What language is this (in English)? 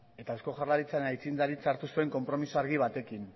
Basque